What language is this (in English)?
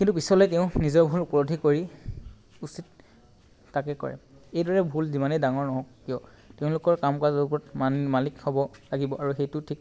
Assamese